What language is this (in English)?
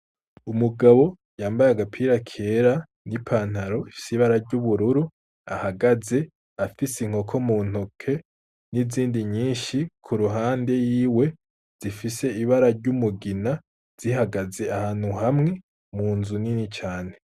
Rundi